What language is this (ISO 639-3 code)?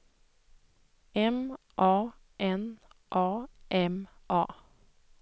swe